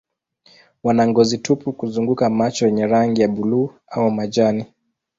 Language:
Swahili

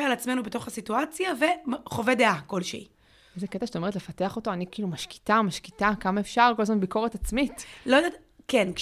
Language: Hebrew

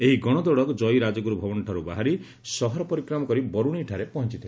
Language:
Odia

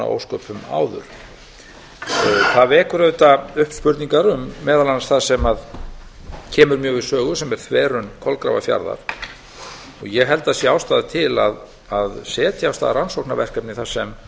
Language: Icelandic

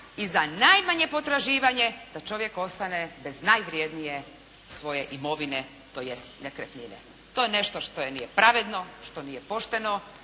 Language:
Croatian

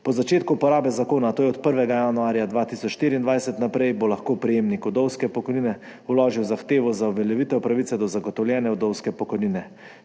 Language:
Slovenian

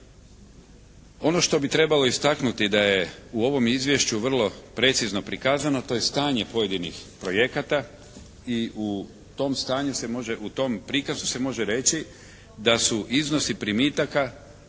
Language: Croatian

